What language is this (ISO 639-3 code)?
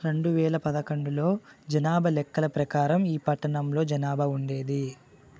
tel